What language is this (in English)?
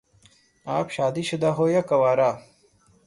Urdu